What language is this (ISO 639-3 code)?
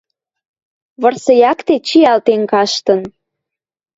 mrj